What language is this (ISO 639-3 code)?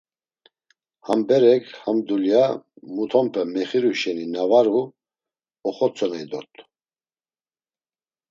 lzz